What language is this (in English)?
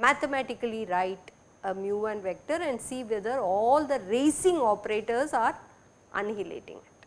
English